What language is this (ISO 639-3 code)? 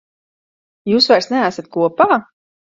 lav